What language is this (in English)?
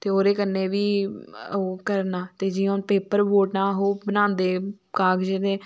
Dogri